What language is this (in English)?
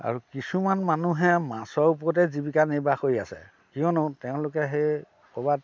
Assamese